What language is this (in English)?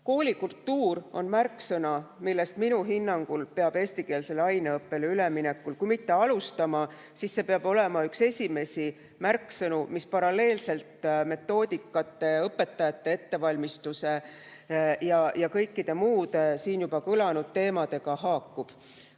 Estonian